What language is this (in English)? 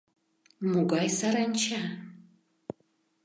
Mari